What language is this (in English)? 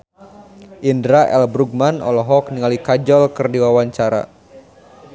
Sundanese